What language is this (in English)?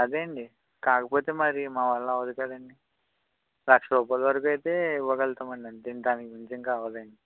Telugu